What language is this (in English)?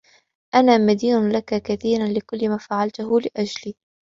Arabic